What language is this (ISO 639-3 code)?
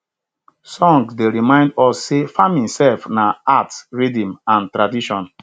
pcm